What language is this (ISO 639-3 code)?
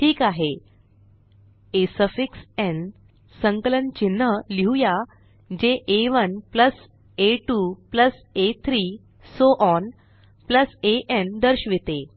mar